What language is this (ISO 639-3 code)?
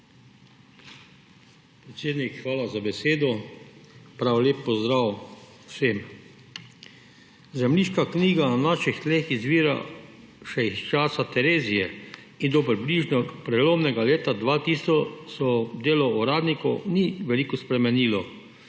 slv